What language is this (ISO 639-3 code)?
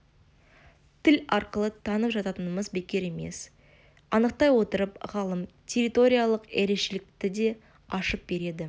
kaz